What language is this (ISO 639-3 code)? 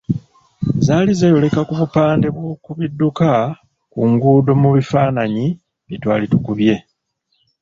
lug